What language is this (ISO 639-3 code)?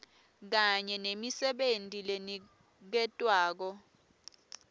ssw